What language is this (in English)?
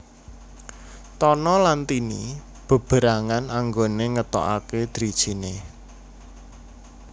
Javanese